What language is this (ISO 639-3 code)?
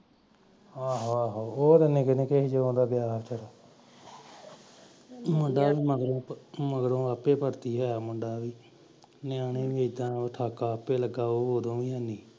pan